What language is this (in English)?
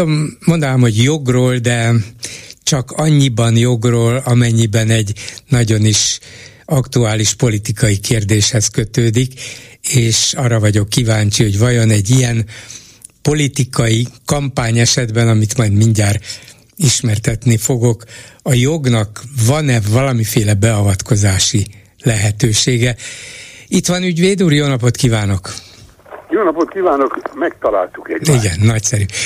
Hungarian